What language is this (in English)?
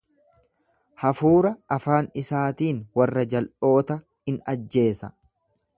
Oromo